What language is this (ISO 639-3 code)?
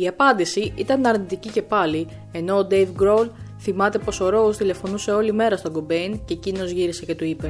ell